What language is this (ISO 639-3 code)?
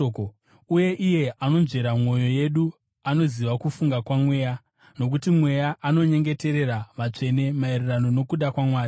sna